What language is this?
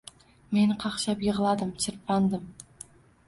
Uzbek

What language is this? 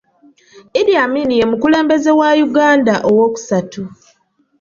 Ganda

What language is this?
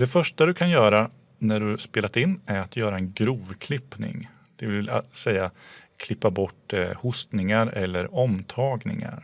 Swedish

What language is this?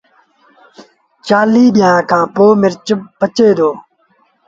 Sindhi Bhil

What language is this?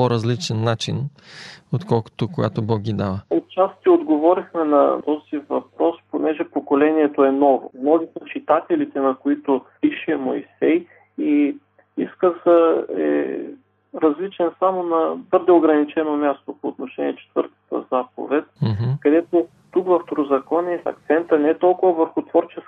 Bulgarian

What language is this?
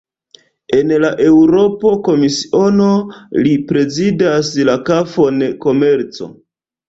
Esperanto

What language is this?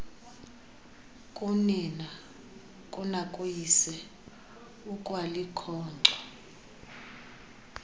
Xhosa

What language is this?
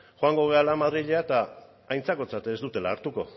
Basque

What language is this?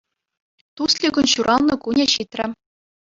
Chuvash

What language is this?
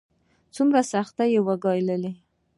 Pashto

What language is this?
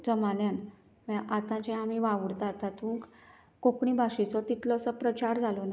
Konkani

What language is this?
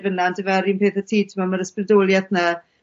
Welsh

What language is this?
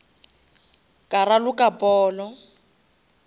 Northern Sotho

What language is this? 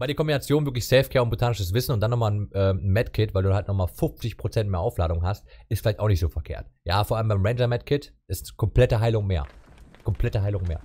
German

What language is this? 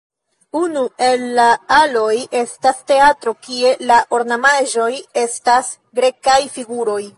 Esperanto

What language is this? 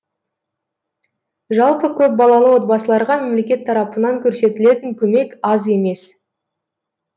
Kazakh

